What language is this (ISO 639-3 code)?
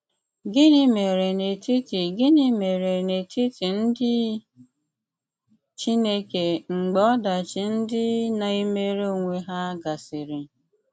ibo